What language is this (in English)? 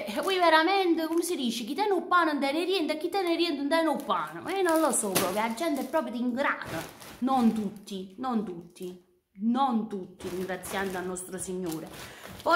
Italian